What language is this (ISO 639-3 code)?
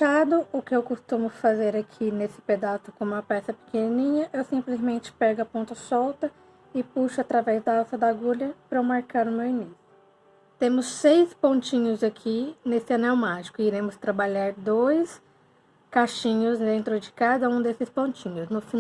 por